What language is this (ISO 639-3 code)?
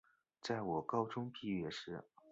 zho